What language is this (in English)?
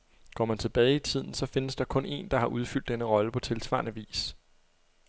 Danish